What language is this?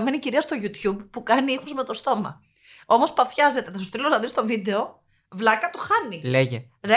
Greek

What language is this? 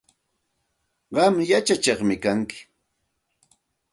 Santa Ana de Tusi Pasco Quechua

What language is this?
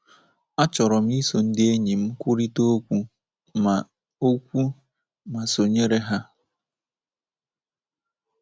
Igbo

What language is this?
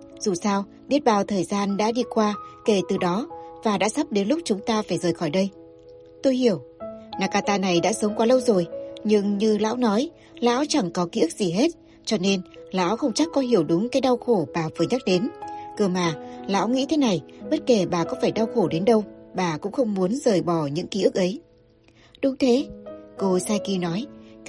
Vietnamese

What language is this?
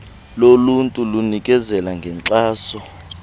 Xhosa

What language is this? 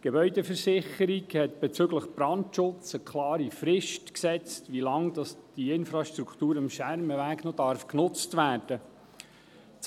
Swiss German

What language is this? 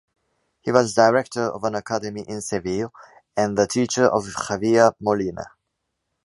English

